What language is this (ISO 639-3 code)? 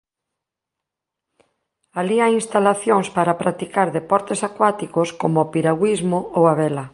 glg